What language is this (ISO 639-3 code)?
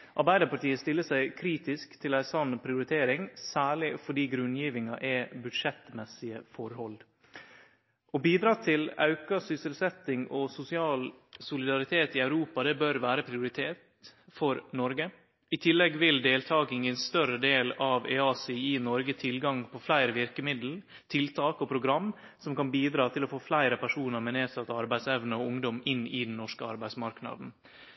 nno